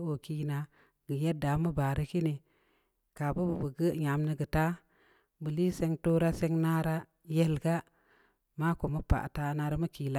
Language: Samba Leko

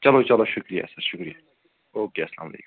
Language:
Kashmiri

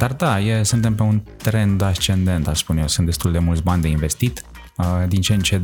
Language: Romanian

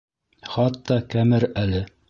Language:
Bashkir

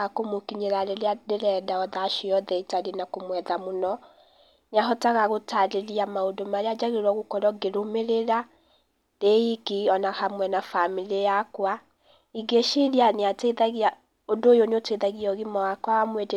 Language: Kikuyu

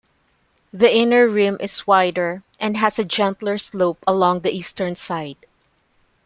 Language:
English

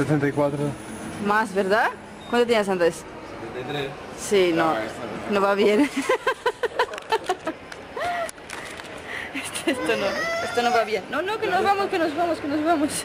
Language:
Spanish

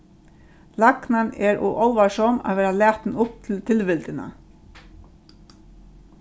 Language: Faroese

